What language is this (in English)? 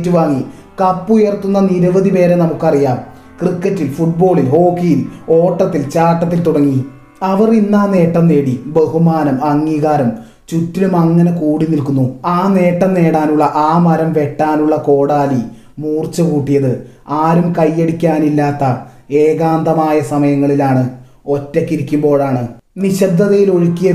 Malayalam